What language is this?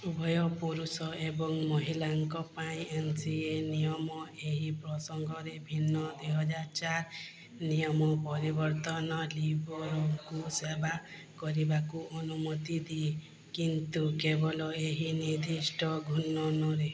Odia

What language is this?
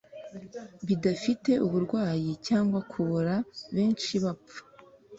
Kinyarwanda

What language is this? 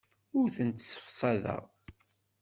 Kabyle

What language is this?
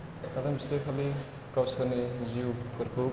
Bodo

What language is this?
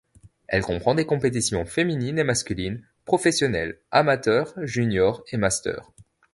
French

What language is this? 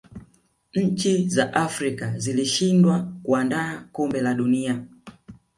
Swahili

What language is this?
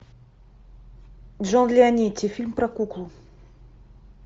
Russian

